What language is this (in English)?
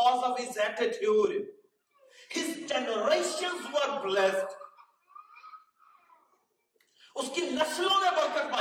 Urdu